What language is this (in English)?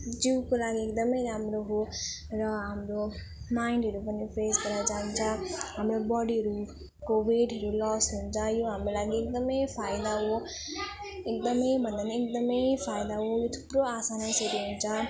Nepali